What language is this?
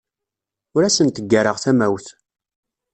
Kabyle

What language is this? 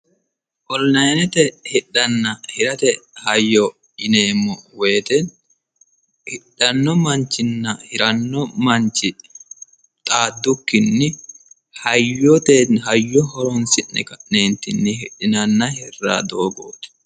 Sidamo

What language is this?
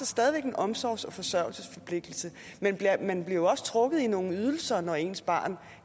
Danish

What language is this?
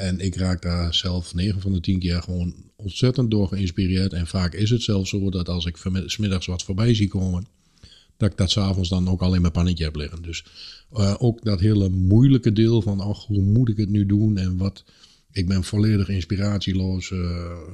Dutch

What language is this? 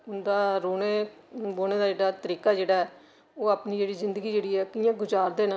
Dogri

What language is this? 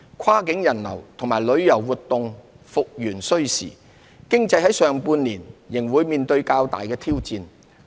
Cantonese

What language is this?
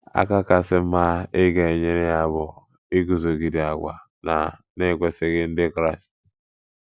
Igbo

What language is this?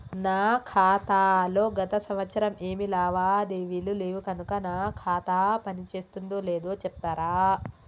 Telugu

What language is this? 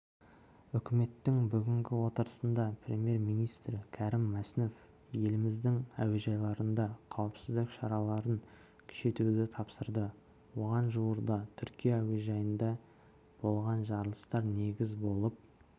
Kazakh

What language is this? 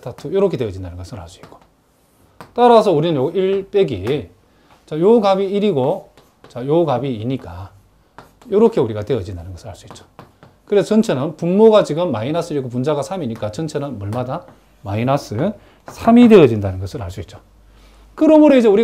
Korean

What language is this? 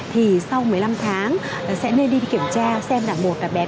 Vietnamese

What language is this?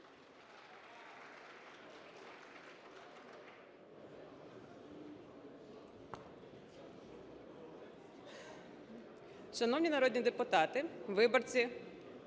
Ukrainian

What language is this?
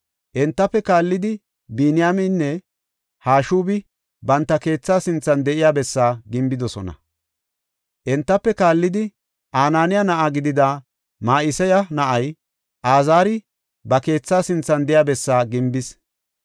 Gofa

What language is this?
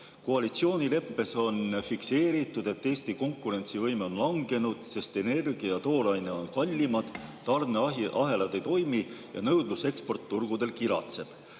Estonian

